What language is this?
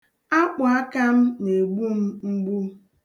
Igbo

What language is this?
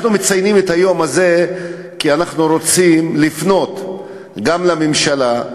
Hebrew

